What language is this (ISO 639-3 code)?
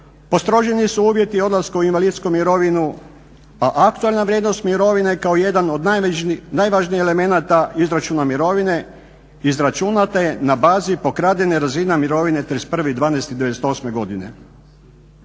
hrv